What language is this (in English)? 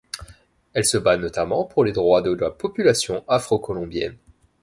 French